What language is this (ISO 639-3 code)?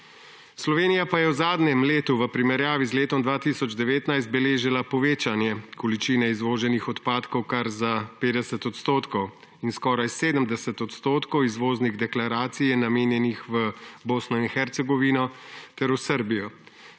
slv